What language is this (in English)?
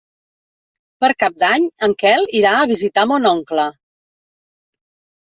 Catalan